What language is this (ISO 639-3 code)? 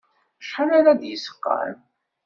kab